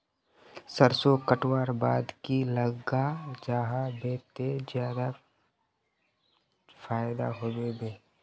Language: Magahi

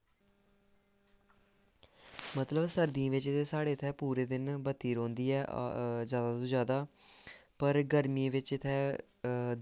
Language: Dogri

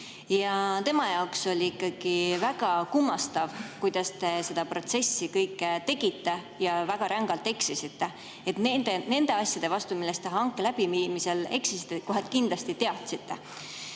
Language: Estonian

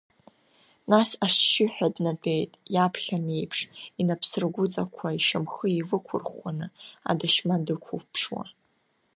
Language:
Abkhazian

